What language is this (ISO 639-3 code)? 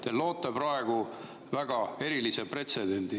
est